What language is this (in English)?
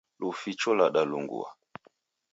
Taita